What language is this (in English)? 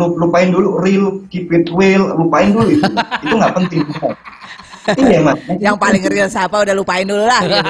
Indonesian